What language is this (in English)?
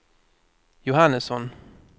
Swedish